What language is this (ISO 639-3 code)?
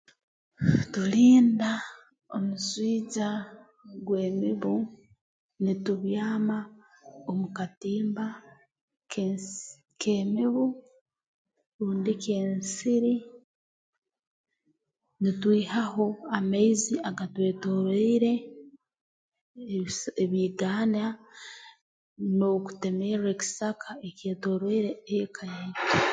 ttj